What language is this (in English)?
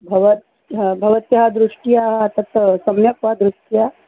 Sanskrit